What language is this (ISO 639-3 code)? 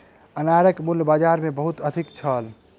mai